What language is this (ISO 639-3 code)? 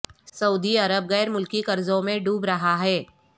urd